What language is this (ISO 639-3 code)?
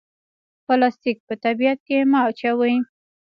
pus